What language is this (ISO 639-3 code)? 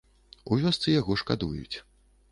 bel